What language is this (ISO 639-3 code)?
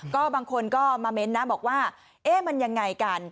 tha